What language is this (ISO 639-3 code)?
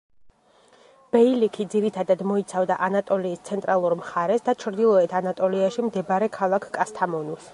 kat